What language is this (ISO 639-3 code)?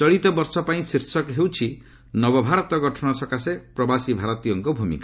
ori